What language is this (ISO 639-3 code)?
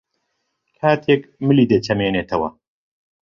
ckb